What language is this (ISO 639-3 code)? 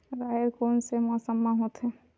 hne